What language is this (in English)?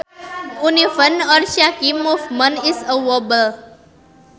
Sundanese